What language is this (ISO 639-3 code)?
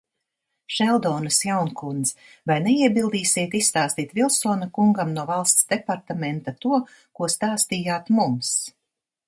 lav